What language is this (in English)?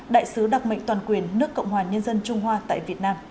Vietnamese